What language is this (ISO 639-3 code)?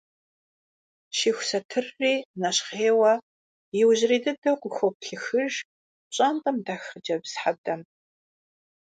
kbd